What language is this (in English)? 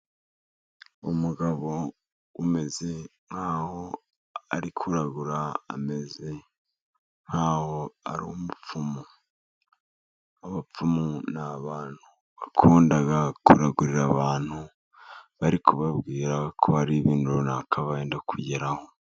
Kinyarwanda